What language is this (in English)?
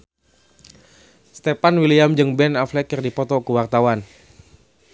Sundanese